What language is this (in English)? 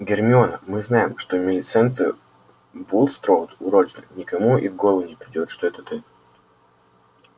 Russian